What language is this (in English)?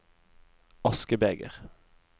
Norwegian